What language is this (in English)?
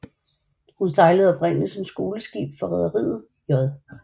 Danish